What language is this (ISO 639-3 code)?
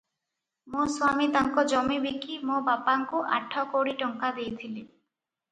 ori